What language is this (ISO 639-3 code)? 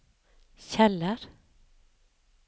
nor